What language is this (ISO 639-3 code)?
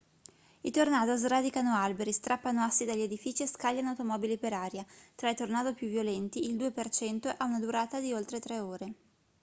ita